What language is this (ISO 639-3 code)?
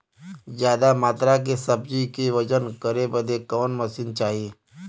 bho